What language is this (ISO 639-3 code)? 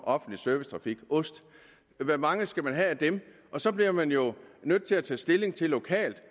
dan